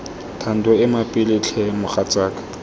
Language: Tswana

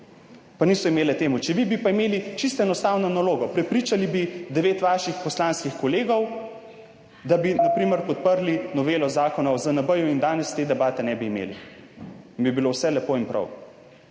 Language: Slovenian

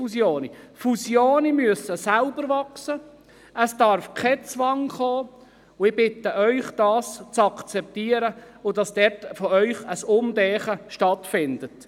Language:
Swiss German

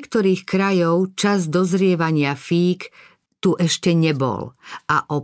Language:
Slovak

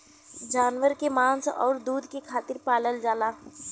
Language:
Bhojpuri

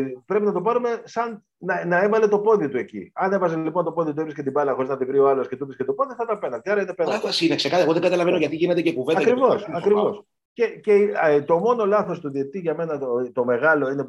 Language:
Greek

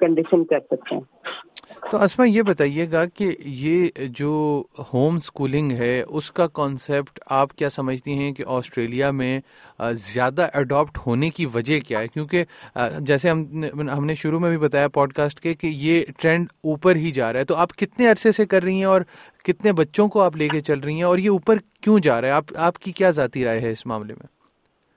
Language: Urdu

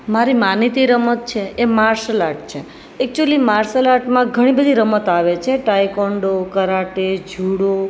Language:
Gujarati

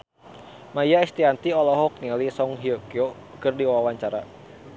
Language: Sundanese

